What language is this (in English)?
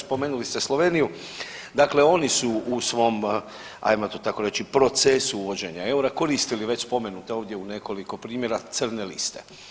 Croatian